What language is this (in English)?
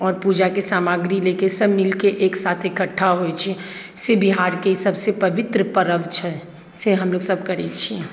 Maithili